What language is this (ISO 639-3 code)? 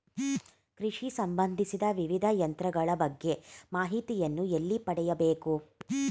kan